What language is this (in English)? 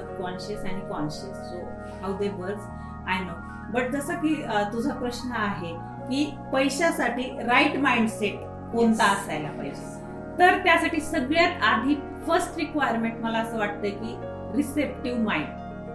Marathi